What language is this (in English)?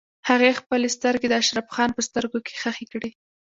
Pashto